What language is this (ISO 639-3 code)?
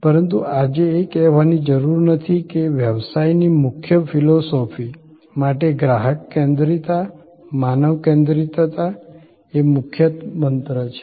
guj